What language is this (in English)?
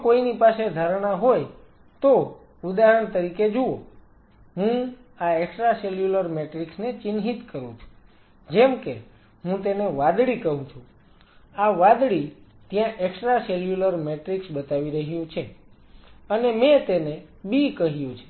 Gujarati